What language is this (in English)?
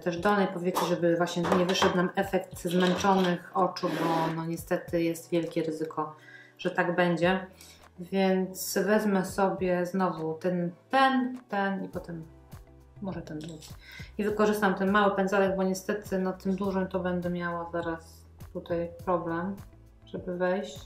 Polish